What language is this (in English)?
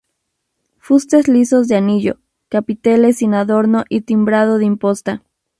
Spanish